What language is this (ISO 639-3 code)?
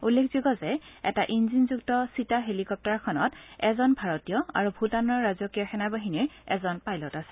asm